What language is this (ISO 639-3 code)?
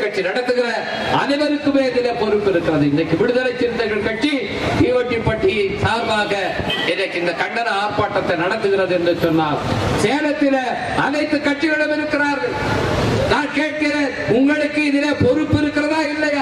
tam